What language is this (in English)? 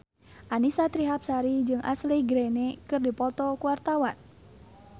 Sundanese